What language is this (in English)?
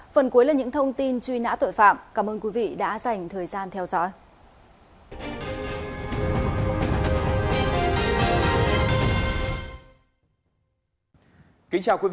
Vietnamese